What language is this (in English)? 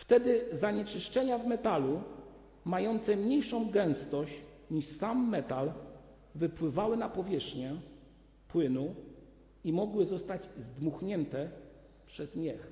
Polish